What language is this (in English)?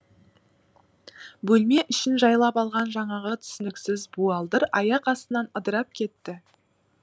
Kazakh